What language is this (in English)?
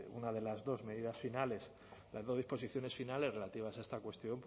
Spanish